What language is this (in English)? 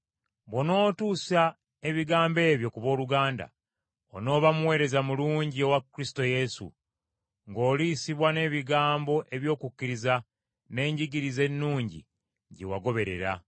Ganda